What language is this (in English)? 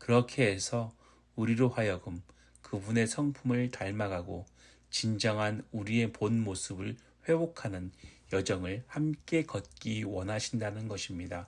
Korean